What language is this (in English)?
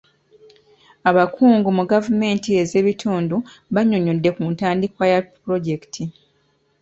Ganda